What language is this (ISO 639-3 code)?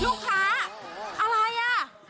tha